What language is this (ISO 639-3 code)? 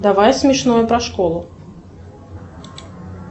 rus